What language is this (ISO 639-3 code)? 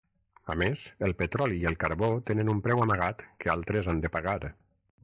cat